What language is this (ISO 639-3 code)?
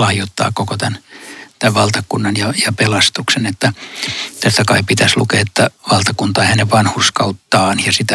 fin